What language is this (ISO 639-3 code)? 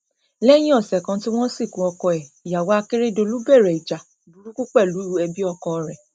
yor